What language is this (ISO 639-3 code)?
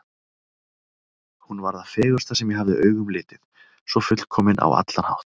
isl